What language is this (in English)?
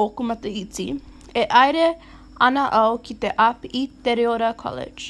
Māori